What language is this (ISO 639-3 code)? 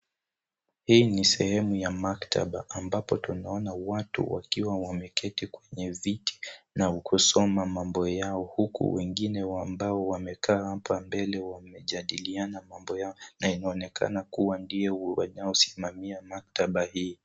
swa